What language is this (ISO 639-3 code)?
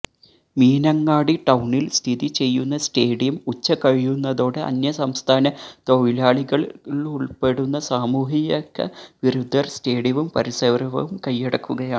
mal